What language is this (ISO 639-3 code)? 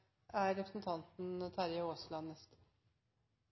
nob